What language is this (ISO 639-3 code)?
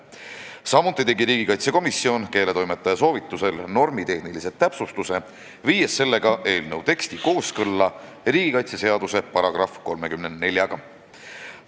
est